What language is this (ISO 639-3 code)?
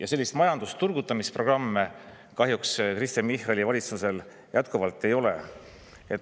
est